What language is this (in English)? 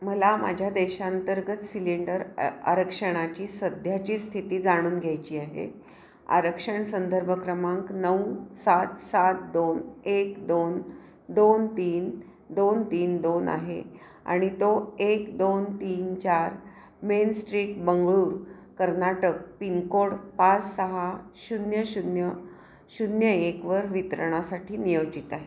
Marathi